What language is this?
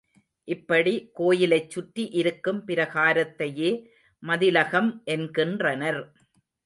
Tamil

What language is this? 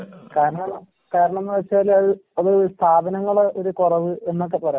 Malayalam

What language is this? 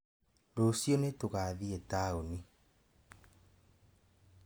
Kikuyu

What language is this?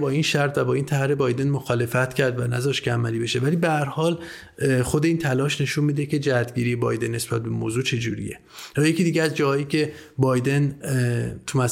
Persian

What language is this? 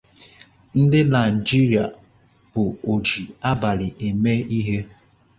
Igbo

